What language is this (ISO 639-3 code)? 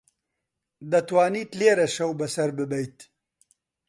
ckb